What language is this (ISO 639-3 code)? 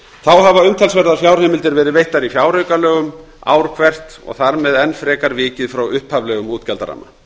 isl